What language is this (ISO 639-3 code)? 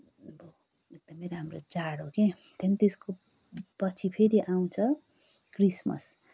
nep